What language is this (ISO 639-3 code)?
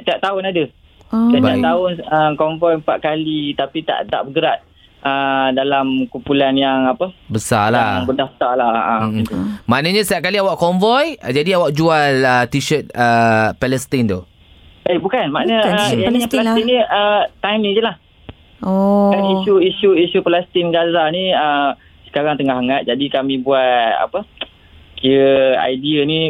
msa